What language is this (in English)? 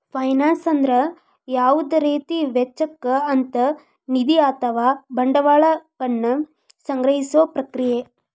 Kannada